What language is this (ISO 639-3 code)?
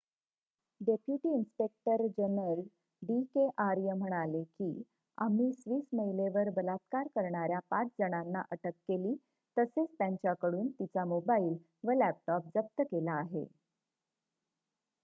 mar